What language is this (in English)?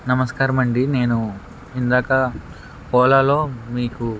Telugu